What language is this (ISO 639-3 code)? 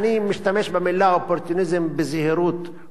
heb